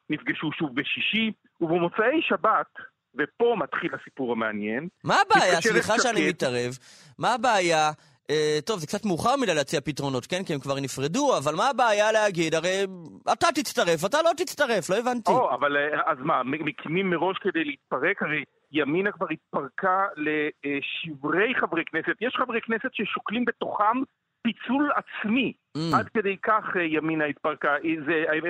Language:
Hebrew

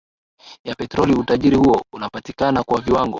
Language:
Swahili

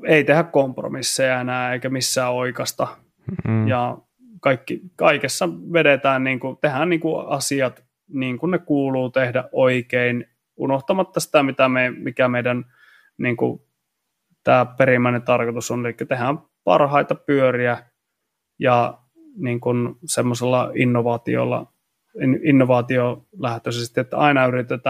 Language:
Finnish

